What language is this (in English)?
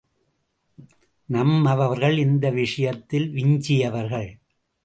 Tamil